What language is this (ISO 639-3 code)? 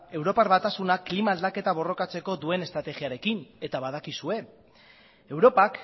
eus